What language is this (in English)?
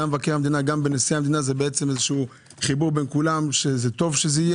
Hebrew